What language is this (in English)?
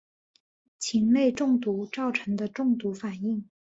Chinese